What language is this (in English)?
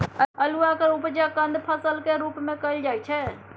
Maithili